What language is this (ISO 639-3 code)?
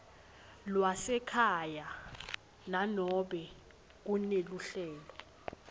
ssw